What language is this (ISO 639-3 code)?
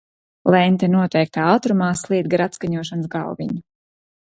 lav